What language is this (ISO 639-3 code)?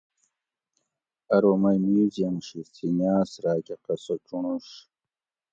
gwc